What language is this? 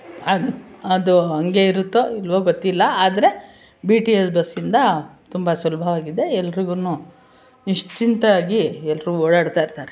Kannada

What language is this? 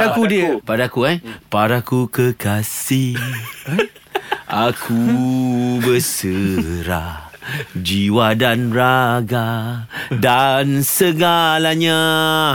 Malay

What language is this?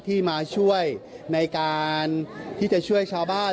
Thai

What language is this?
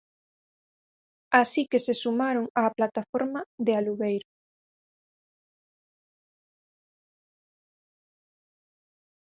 Galician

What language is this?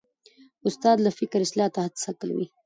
Pashto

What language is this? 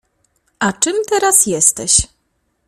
Polish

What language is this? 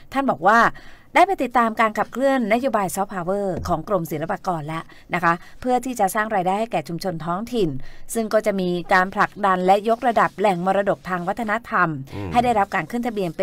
Thai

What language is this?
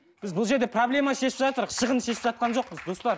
Kazakh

